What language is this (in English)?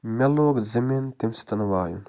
Kashmiri